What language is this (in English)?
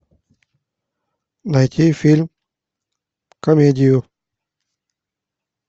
Russian